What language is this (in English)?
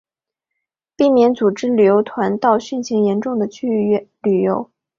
Chinese